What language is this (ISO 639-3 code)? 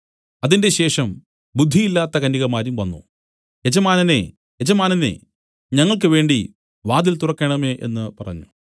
mal